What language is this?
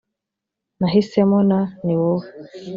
Kinyarwanda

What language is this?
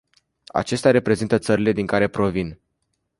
Romanian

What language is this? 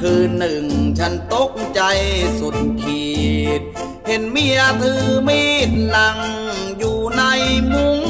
Thai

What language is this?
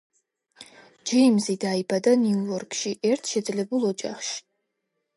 Georgian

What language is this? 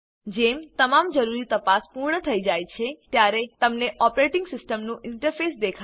Gujarati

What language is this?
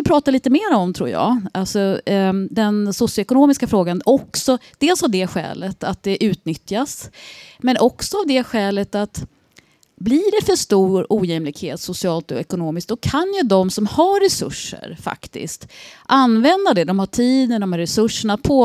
Swedish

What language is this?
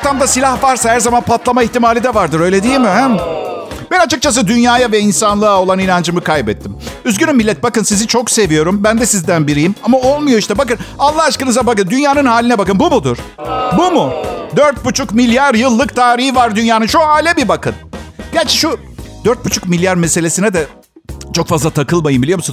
Turkish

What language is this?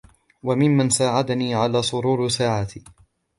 Arabic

